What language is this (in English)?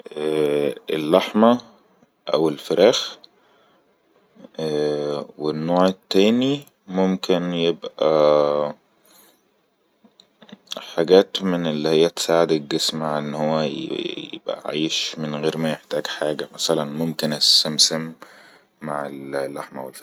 Egyptian Arabic